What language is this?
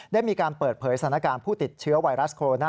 Thai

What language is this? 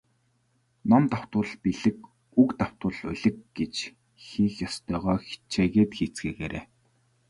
Mongolian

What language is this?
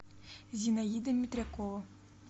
Russian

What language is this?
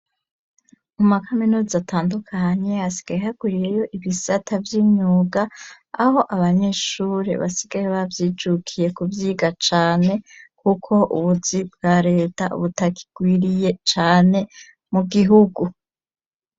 Rundi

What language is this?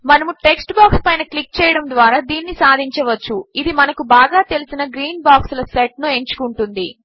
Telugu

